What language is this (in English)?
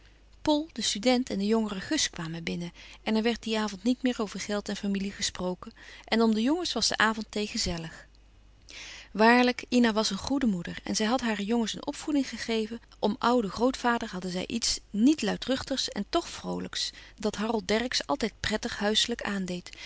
Dutch